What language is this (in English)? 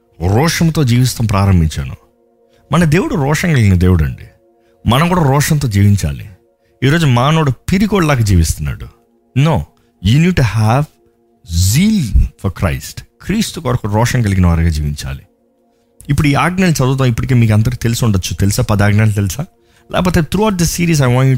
Telugu